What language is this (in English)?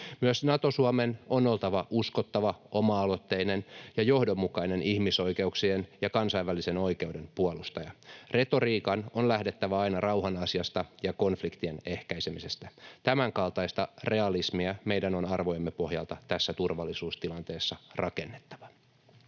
Finnish